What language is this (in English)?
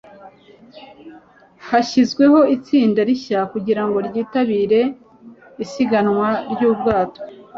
Kinyarwanda